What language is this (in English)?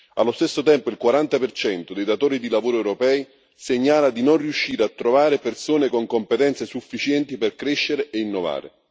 Italian